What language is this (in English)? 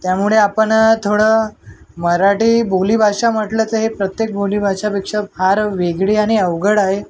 Marathi